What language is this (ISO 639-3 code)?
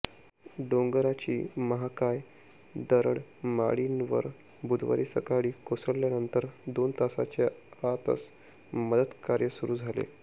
mar